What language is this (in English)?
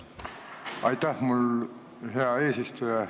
Estonian